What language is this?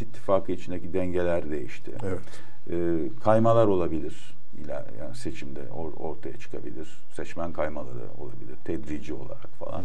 Turkish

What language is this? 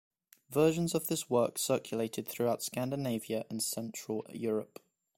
English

